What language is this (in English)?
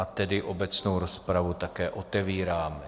Czech